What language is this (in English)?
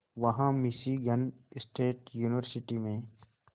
Hindi